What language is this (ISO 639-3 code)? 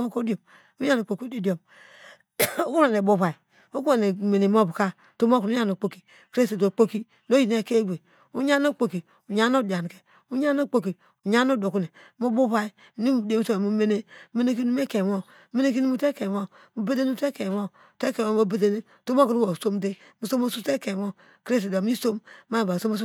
deg